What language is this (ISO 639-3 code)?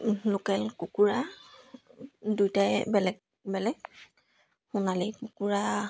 asm